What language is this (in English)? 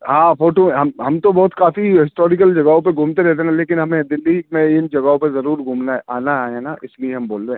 Urdu